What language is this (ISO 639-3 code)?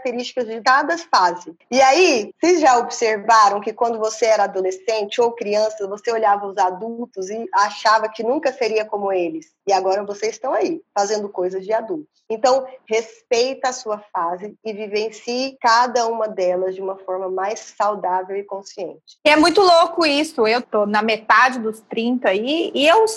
por